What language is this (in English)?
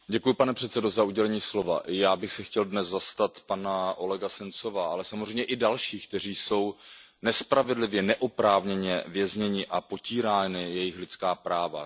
Czech